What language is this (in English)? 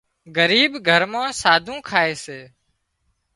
Wadiyara Koli